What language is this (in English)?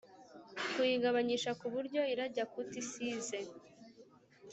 Kinyarwanda